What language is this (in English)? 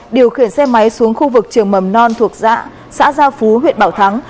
Vietnamese